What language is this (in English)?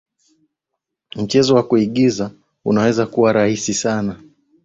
Swahili